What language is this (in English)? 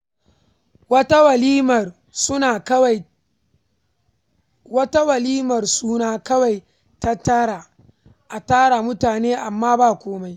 Hausa